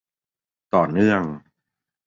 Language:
Thai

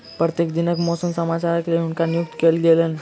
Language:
Maithili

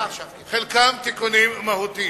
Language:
Hebrew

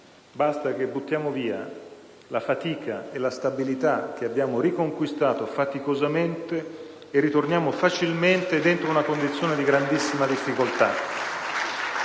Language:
Italian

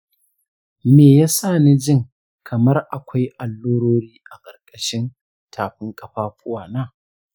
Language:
Hausa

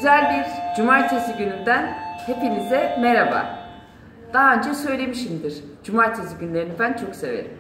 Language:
Turkish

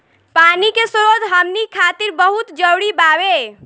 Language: Bhojpuri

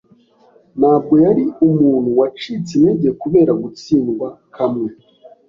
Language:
Kinyarwanda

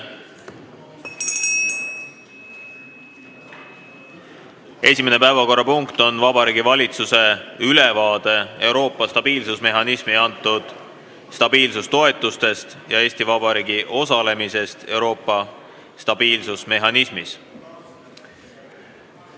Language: Estonian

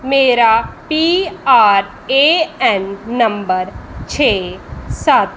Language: Punjabi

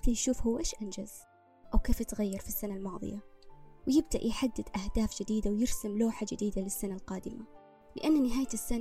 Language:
Arabic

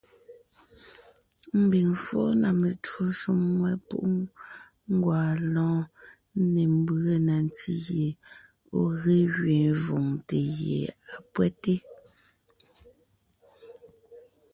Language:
Ngiemboon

